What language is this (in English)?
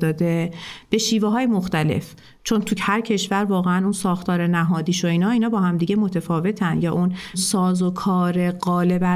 Persian